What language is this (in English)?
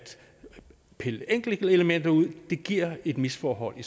Danish